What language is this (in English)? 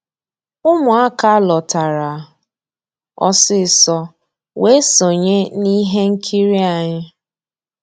Igbo